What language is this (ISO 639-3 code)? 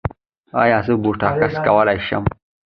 pus